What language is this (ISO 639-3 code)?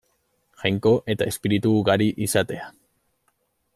eus